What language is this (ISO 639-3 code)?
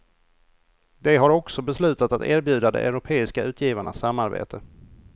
swe